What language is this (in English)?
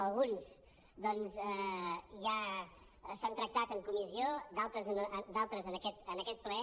Catalan